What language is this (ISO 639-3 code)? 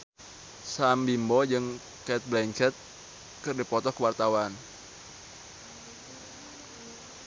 sun